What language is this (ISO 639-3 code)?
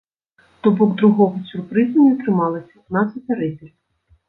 bel